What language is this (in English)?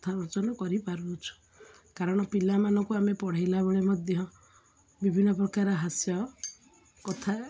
Odia